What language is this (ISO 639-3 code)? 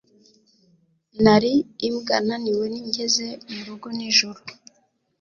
kin